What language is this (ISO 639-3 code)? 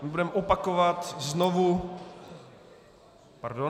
ces